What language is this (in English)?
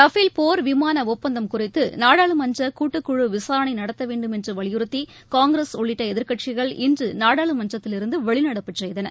Tamil